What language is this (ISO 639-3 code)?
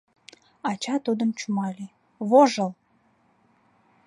chm